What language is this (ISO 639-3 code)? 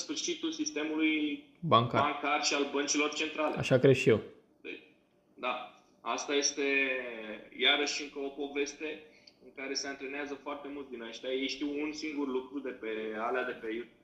ron